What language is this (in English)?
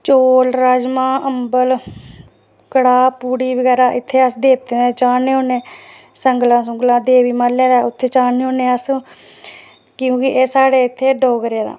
Dogri